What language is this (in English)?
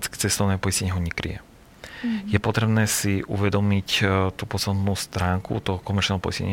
Slovak